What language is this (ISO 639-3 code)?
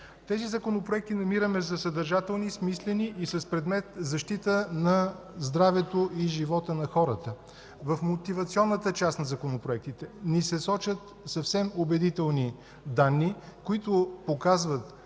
bul